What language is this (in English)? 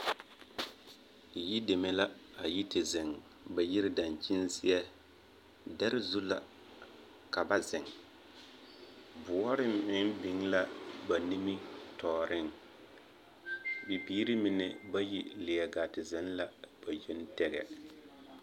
Southern Dagaare